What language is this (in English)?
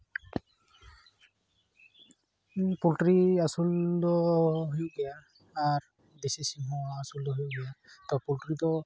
Santali